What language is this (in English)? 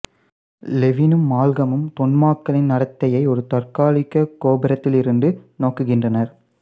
Tamil